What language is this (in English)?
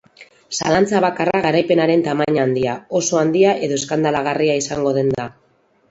Basque